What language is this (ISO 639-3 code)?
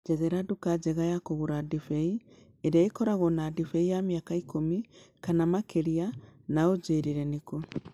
kik